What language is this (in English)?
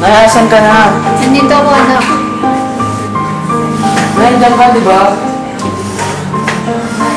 Filipino